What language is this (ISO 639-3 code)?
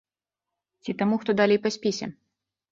bel